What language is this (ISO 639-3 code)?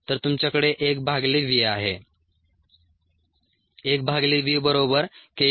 mar